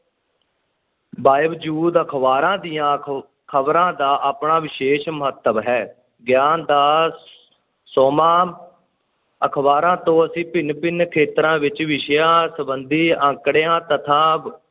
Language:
Punjabi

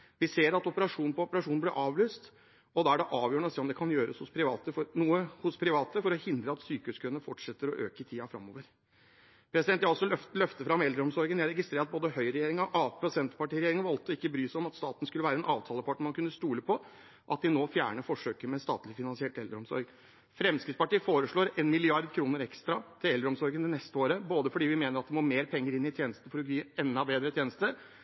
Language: Norwegian Bokmål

